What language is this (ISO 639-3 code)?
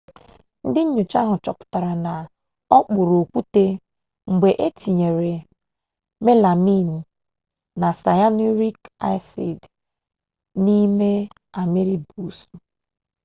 ibo